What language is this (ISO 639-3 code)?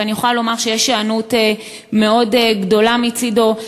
heb